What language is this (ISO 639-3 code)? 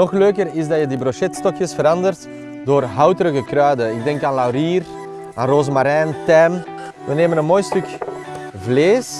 nld